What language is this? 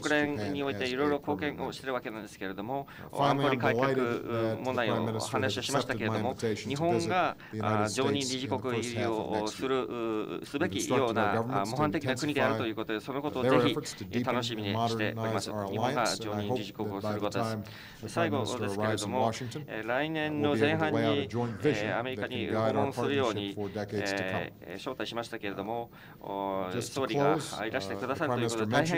Japanese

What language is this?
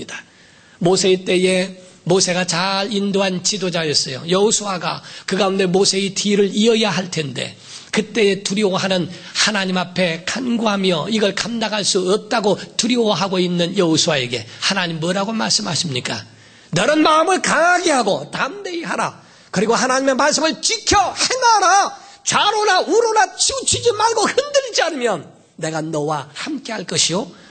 Korean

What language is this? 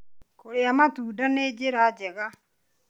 Kikuyu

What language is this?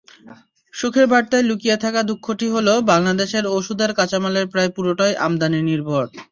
Bangla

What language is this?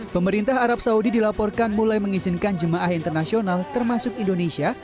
Indonesian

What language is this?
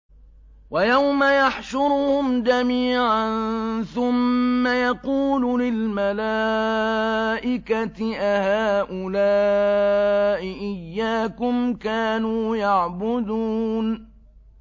Arabic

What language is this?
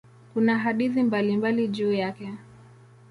Swahili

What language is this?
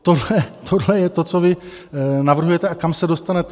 Czech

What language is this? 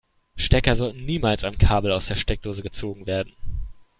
German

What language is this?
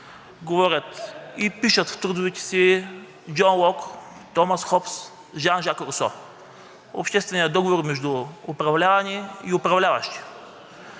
Bulgarian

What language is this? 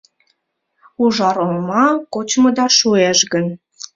Mari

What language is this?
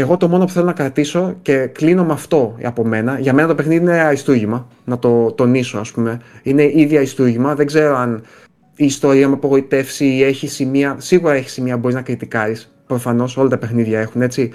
Greek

